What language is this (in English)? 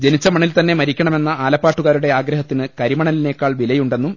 Malayalam